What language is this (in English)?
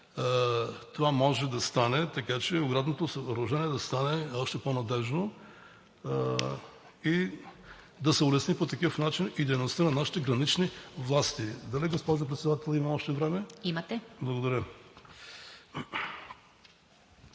Bulgarian